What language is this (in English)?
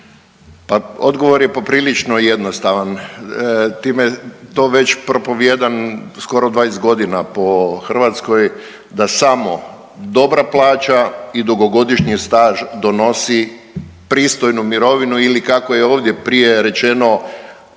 Croatian